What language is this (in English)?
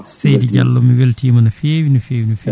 Fula